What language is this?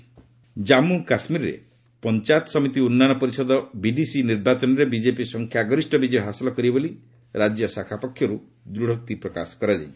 Odia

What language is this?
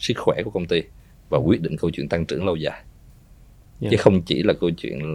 Vietnamese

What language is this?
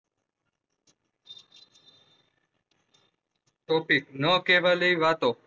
Gujarati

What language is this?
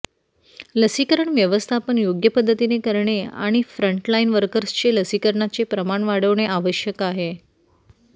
Marathi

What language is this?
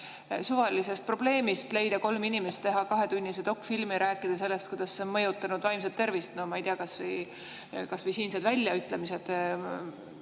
Estonian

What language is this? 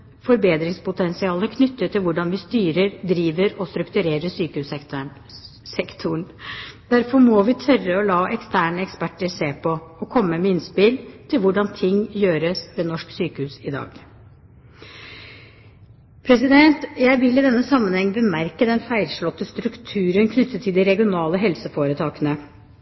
Norwegian Bokmål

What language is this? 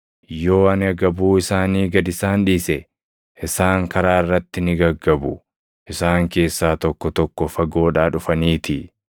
Oromo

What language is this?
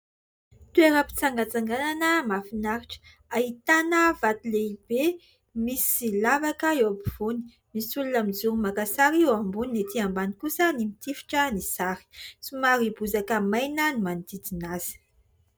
Malagasy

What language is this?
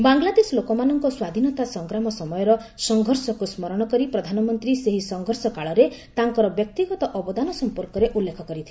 Odia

